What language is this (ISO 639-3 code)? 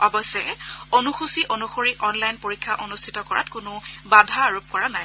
asm